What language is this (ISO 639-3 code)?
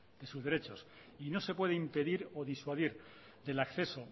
spa